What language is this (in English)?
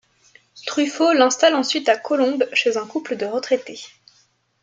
French